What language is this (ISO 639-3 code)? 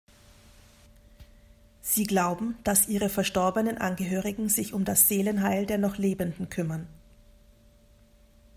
deu